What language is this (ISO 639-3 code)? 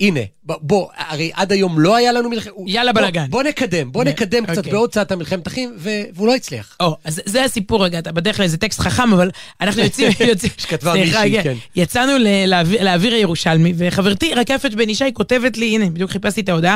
heb